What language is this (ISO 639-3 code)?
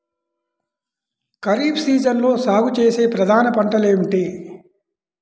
tel